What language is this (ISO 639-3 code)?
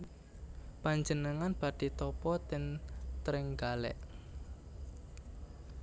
jav